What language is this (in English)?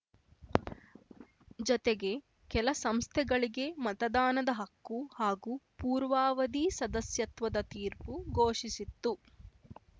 Kannada